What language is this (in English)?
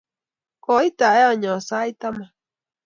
Kalenjin